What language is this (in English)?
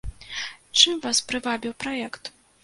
Belarusian